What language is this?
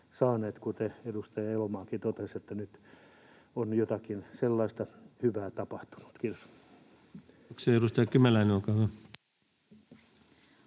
Finnish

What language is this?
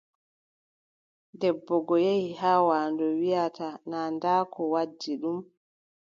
Adamawa Fulfulde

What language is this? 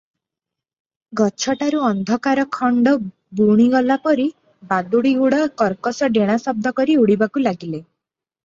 Odia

